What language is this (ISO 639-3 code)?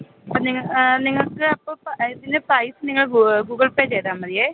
mal